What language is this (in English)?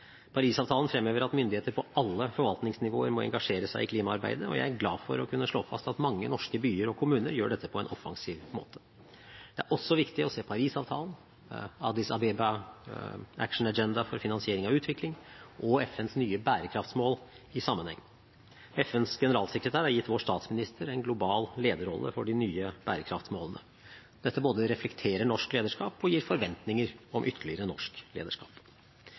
Norwegian Bokmål